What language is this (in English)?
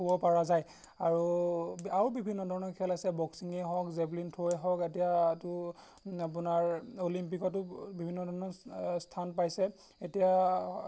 Assamese